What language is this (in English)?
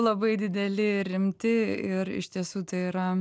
Lithuanian